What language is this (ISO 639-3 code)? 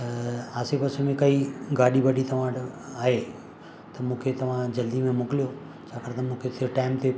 snd